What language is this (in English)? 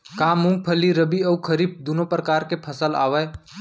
Chhattisgarhi